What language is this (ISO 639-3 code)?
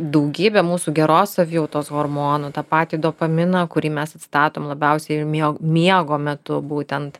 lit